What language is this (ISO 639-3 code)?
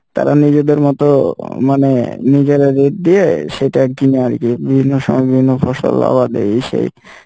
ben